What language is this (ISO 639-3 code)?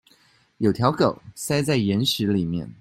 zho